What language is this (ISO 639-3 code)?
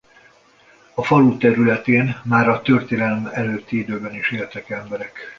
hun